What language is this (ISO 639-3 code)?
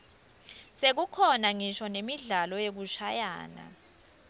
ssw